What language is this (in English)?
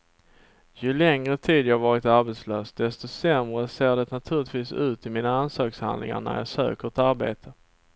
Swedish